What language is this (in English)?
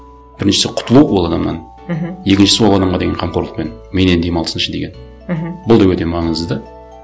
Kazakh